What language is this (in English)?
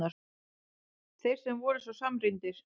Icelandic